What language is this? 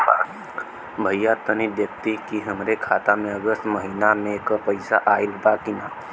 Bhojpuri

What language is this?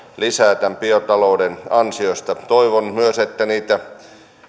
Finnish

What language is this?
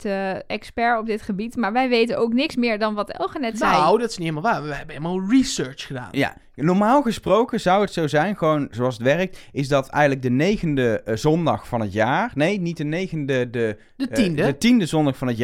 Dutch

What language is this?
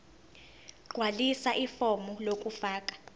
Zulu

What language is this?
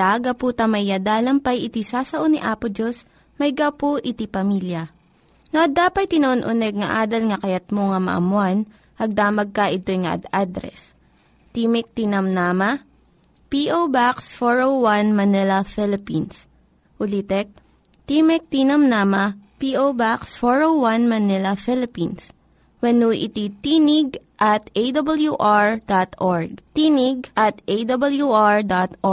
Filipino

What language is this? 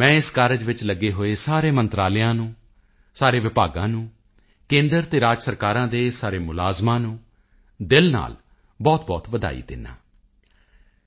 Punjabi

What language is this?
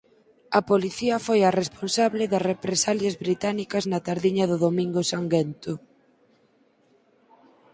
Galician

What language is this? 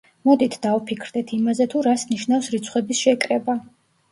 Georgian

